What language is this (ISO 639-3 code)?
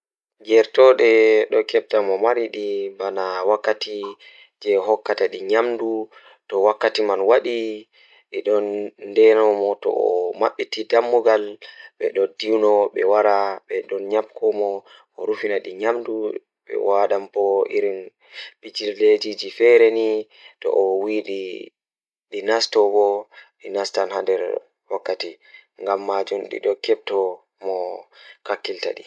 ful